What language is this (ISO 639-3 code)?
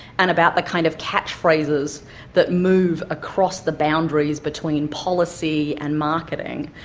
eng